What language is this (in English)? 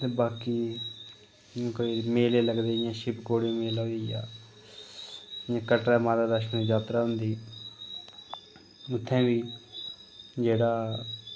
Dogri